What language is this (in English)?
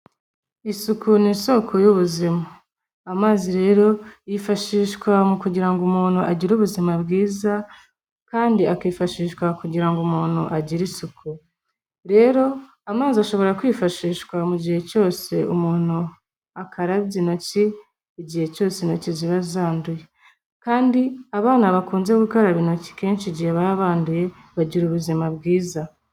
Kinyarwanda